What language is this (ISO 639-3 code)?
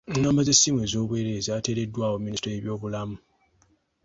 lug